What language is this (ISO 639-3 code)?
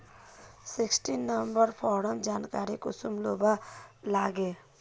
mag